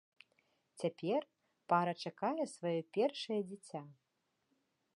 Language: Belarusian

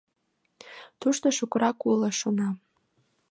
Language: Mari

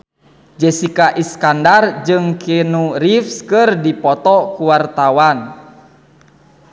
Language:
Sundanese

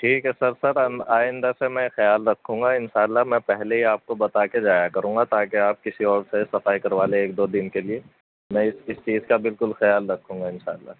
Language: Urdu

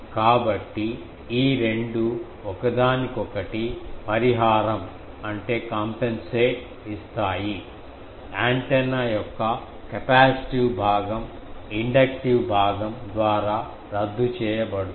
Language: Telugu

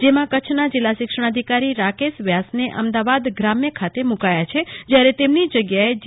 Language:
Gujarati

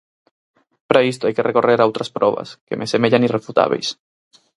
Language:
Galician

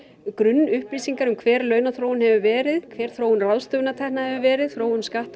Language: Icelandic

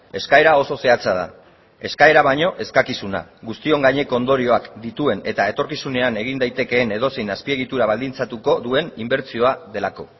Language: Basque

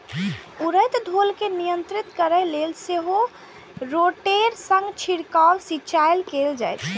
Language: Maithili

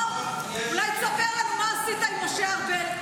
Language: Hebrew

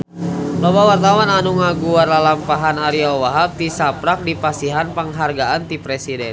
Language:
Sundanese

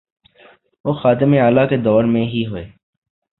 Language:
Urdu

